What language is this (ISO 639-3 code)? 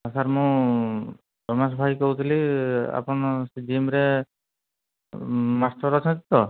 ori